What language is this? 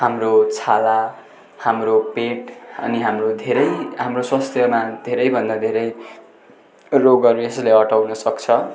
Nepali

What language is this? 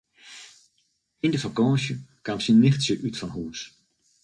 Western Frisian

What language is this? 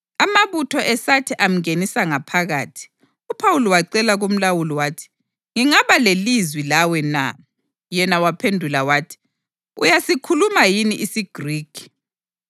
North Ndebele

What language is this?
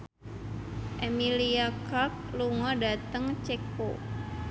Javanese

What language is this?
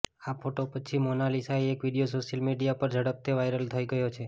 Gujarati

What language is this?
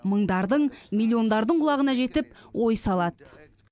Kazakh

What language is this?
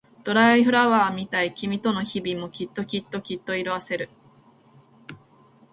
Japanese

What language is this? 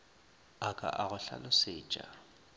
Northern Sotho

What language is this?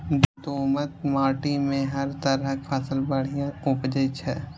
Maithili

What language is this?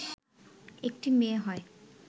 Bangla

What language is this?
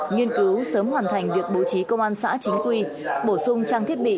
Vietnamese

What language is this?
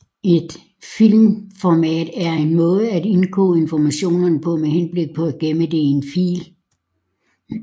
Danish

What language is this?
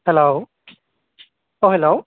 Bodo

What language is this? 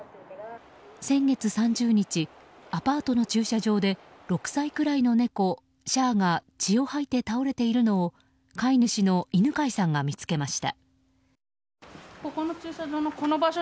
Japanese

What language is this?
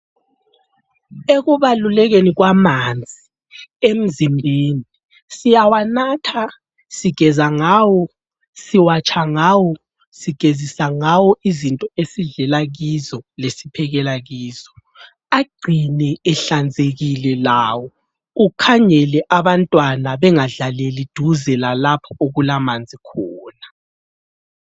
North Ndebele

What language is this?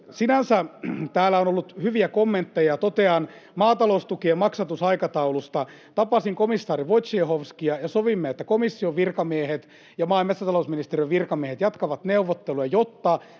Finnish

